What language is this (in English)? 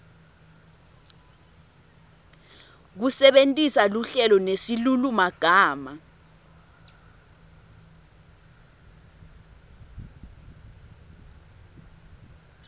Swati